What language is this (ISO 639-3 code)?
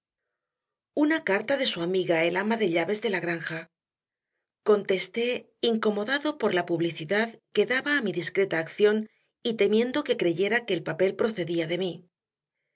spa